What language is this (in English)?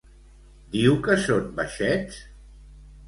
Catalan